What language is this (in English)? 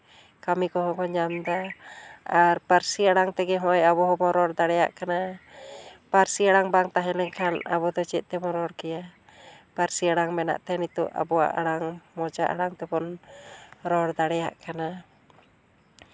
Santali